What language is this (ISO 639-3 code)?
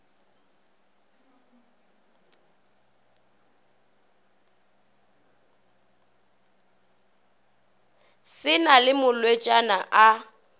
nso